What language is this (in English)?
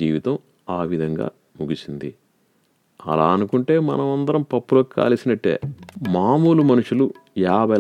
Telugu